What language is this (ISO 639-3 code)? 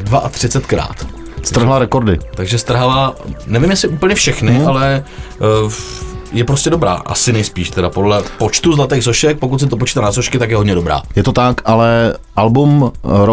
ces